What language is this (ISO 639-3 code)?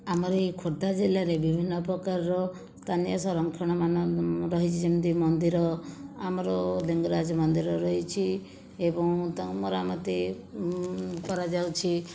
ori